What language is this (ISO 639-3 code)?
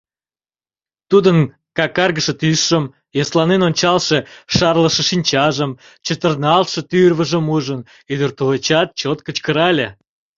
chm